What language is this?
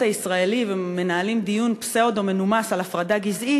Hebrew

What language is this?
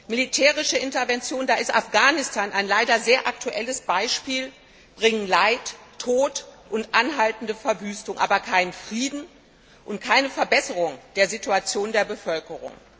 German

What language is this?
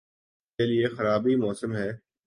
Urdu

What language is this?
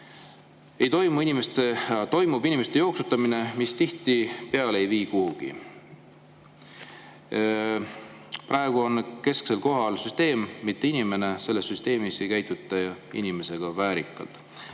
Estonian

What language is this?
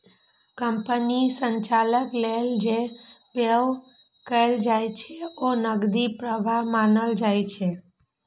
Maithili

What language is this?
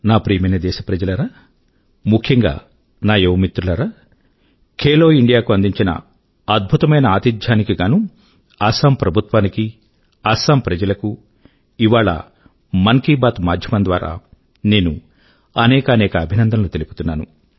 Telugu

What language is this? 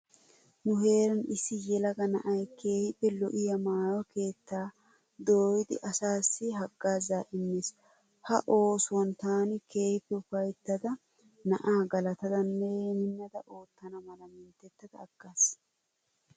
Wolaytta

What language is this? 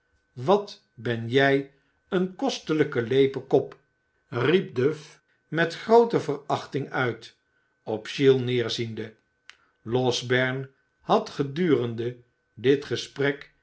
Dutch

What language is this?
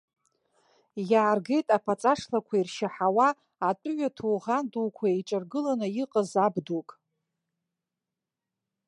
Abkhazian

